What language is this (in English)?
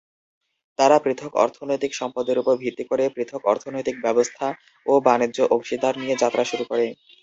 Bangla